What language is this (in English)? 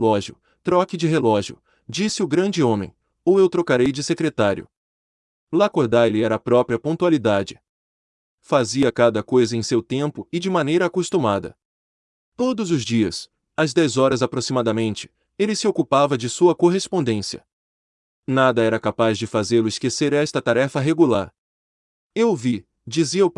Portuguese